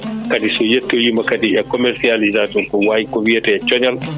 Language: Fula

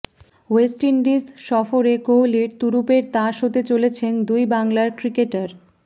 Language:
Bangla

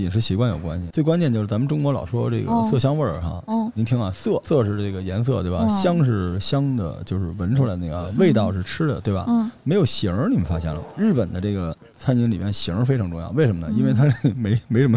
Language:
Chinese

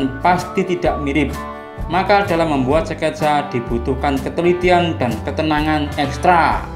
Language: Indonesian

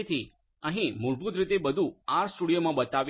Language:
Gujarati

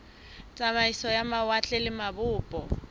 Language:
Southern Sotho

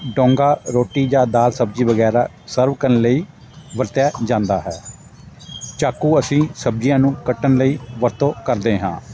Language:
Punjabi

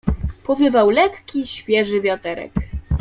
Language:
Polish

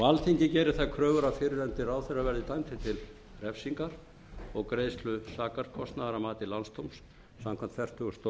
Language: Icelandic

